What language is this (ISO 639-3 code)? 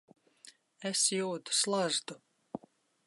lav